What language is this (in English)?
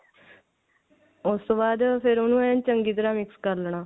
Punjabi